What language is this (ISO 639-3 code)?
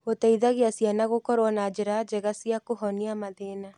kik